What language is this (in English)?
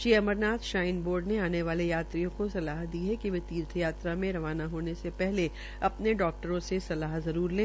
Hindi